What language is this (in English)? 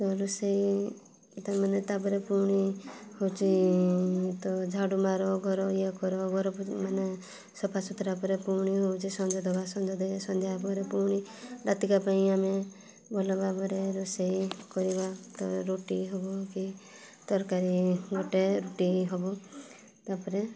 Odia